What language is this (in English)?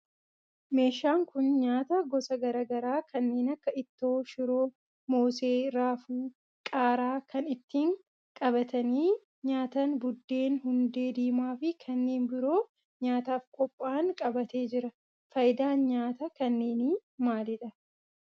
Oromo